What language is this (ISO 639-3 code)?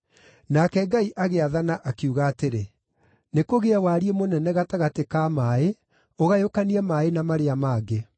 kik